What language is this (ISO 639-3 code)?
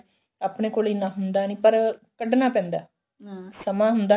pan